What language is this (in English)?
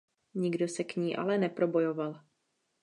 Czech